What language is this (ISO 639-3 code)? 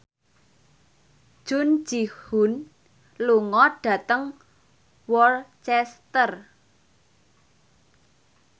jav